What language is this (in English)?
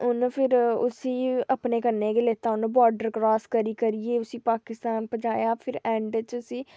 Dogri